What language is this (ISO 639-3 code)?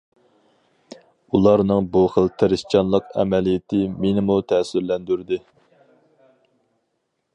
uig